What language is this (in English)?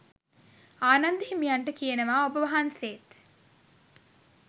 Sinhala